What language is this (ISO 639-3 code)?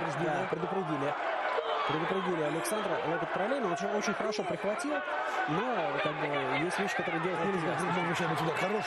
rus